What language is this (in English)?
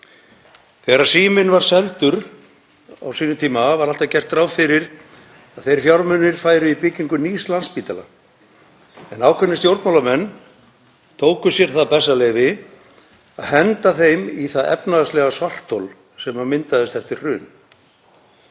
Icelandic